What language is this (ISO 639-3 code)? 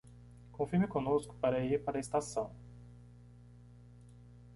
por